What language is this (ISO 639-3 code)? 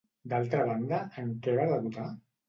cat